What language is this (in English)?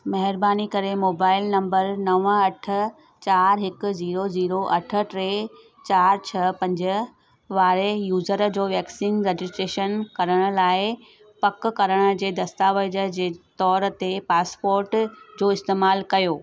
Sindhi